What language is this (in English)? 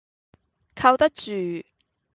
Cantonese